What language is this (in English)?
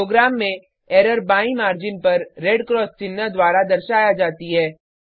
Hindi